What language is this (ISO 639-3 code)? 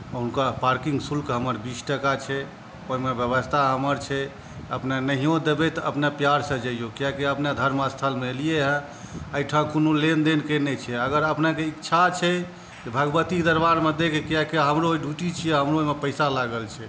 mai